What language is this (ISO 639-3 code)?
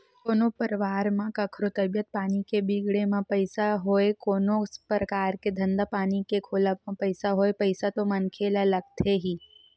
hne